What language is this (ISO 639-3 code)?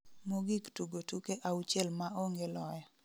luo